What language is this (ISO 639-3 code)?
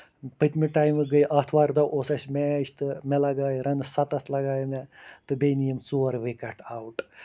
kas